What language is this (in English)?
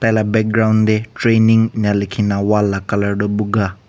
Naga Pidgin